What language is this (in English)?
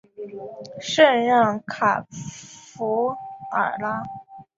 Chinese